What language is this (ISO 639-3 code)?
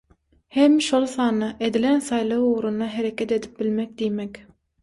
tuk